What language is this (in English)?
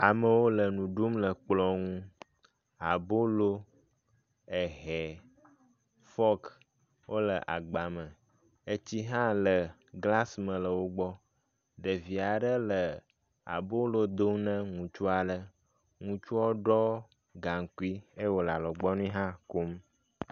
Ewe